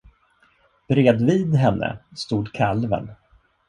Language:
Swedish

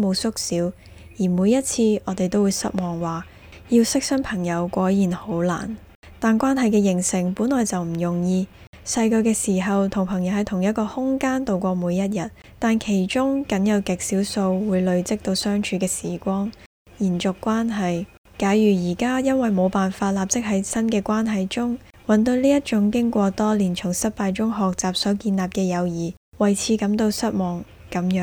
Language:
Chinese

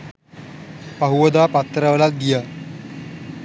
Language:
Sinhala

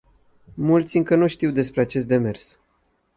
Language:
Romanian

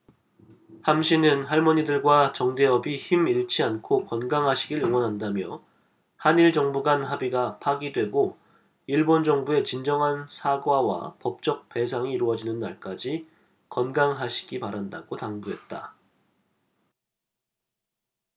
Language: Korean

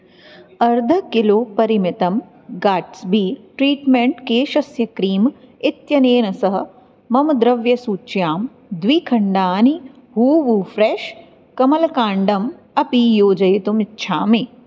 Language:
Sanskrit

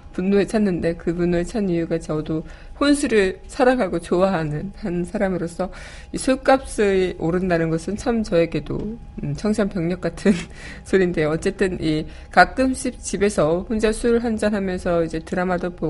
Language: Korean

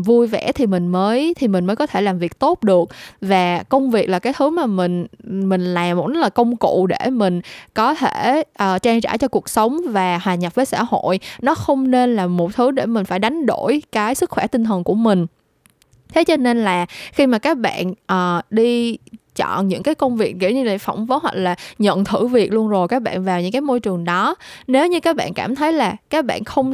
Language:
Vietnamese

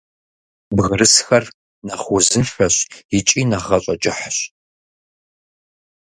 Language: Kabardian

